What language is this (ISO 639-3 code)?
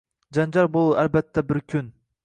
uzb